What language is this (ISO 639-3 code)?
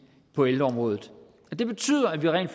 dan